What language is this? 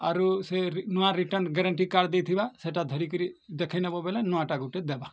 Odia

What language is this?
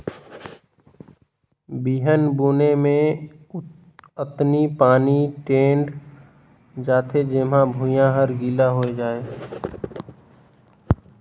Chhattisgarhi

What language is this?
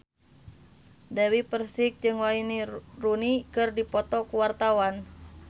Sundanese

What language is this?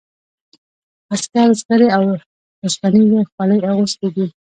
Pashto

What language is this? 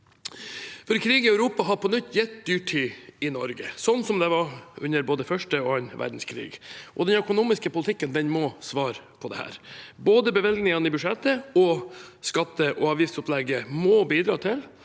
Norwegian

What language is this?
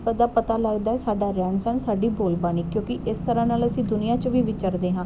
Punjabi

